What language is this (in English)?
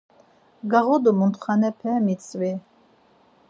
Laz